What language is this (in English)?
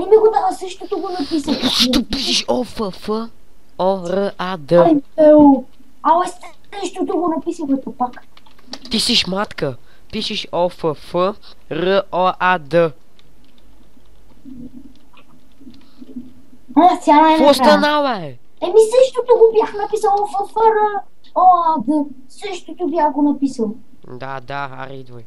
Bulgarian